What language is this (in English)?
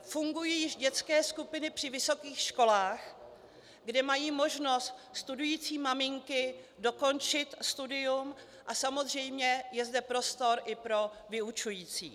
Czech